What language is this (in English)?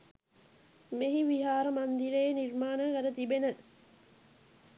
Sinhala